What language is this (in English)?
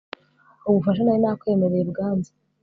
Kinyarwanda